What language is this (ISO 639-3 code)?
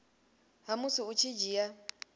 ven